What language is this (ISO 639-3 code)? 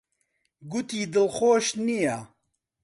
ckb